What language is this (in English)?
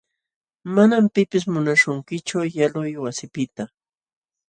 Jauja Wanca Quechua